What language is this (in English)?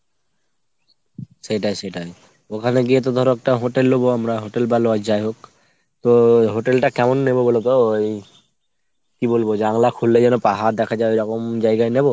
Bangla